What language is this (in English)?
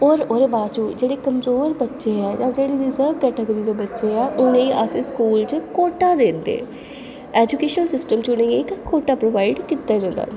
Dogri